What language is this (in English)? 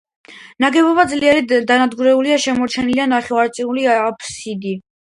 Georgian